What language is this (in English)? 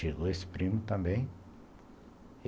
Portuguese